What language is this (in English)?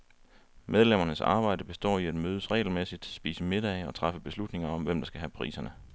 Danish